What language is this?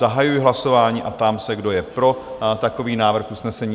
Czech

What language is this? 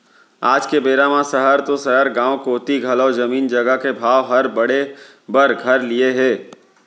Chhattisgarhi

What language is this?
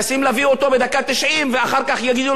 Hebrew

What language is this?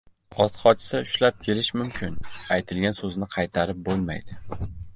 Uzbek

